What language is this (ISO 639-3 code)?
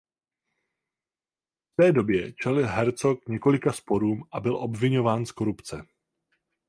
ces